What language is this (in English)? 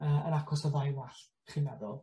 Welsh